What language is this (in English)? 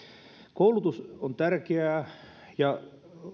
Finnish